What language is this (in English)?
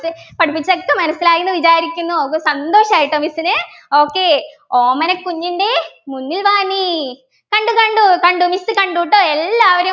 Malayalam